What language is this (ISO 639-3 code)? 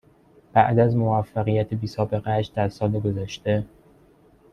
fas